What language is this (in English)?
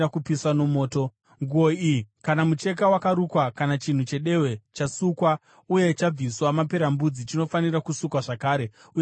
Shona